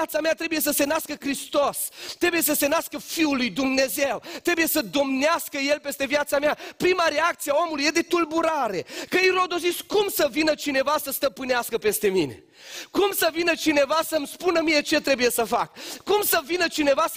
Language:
Romanian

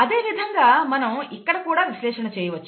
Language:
Telugu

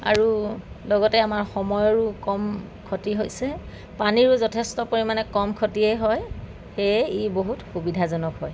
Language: Assamese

